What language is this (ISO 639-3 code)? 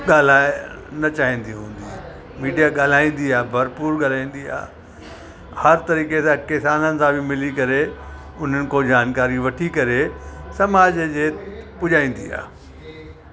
snd